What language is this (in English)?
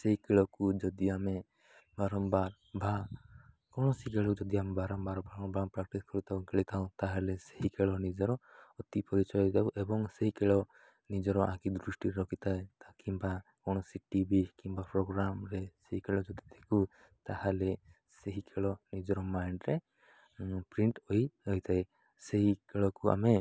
Odia